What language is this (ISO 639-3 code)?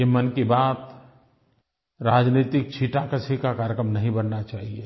hin